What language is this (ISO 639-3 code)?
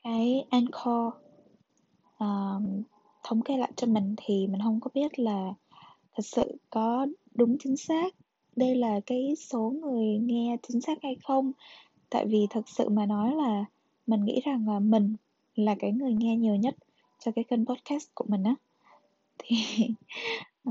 vie